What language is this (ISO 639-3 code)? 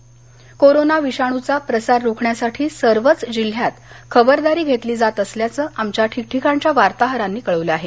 mar